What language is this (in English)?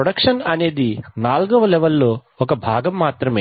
Telugu